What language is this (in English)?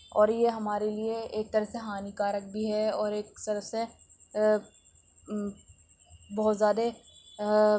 Urdu